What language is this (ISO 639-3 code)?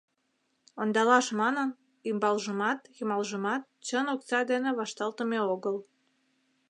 chm